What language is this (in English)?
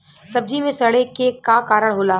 Bhojpuri